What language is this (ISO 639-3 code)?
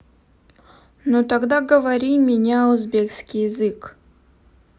rus